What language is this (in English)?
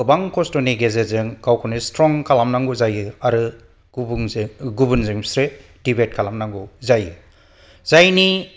Bodo